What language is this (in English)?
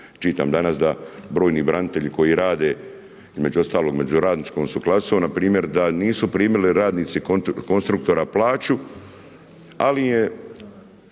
Croatian